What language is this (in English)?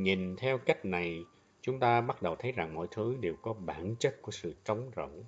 Vietnamese